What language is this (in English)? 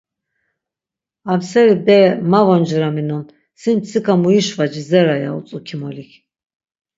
Laz